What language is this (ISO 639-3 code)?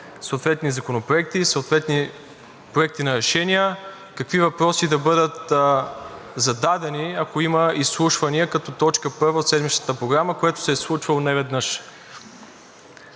bul